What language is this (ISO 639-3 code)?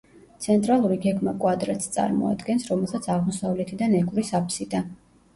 kat